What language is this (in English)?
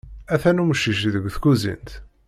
Kabyle